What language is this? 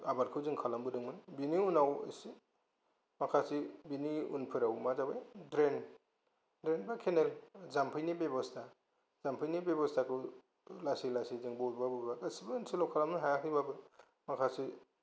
Bodo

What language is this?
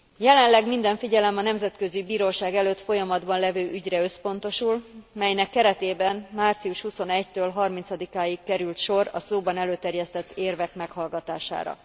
Hungarian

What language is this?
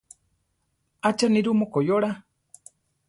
Central Tarahumara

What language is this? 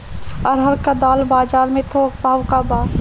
Bhojpuri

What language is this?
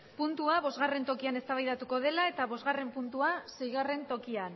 Basque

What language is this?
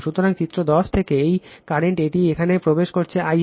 Bangla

